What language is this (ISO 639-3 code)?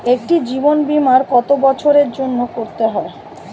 ben